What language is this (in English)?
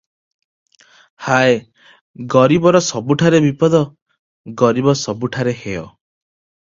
Odia